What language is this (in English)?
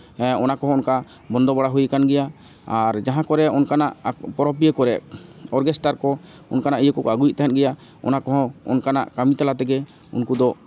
Santali